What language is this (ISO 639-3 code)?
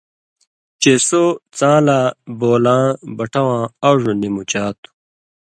mvy